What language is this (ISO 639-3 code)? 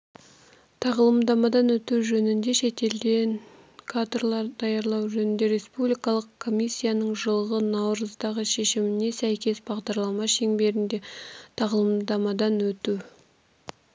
kaz